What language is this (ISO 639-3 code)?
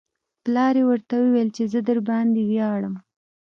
pus